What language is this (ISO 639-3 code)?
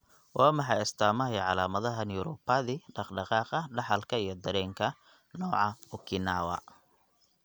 som